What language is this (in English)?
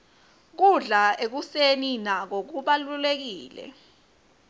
Swati